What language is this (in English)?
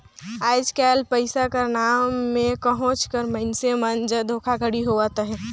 Chhattisgarhi